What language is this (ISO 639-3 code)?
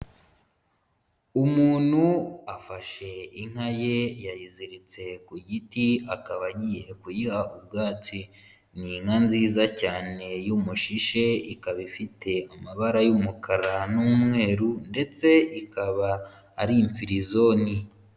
kin